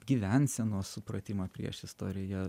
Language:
Lithuanian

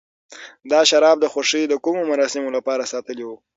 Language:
Pashto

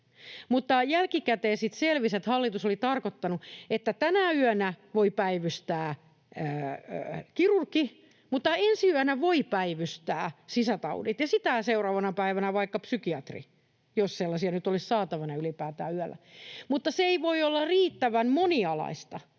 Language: Finnish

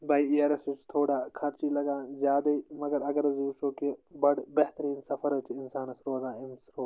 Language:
Kashmiri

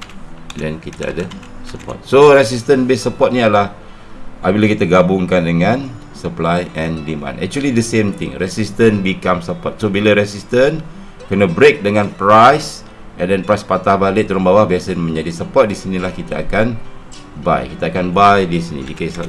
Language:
Malay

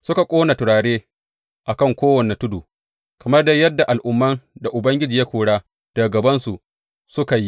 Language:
Hausa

